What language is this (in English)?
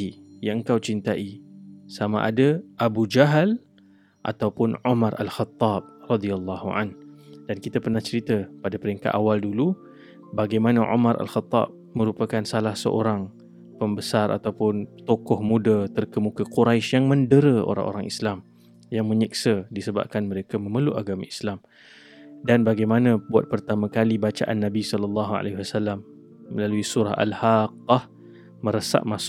Malay